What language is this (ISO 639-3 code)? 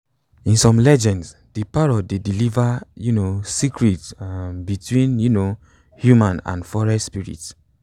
pcm